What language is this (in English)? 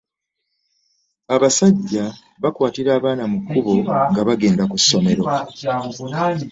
Ganda